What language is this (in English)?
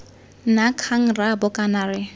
Tswana